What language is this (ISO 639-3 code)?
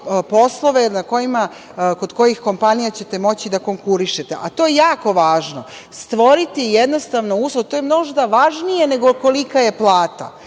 srp